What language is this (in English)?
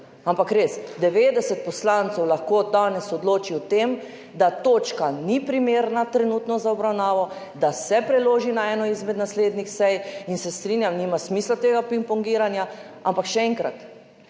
Slovenian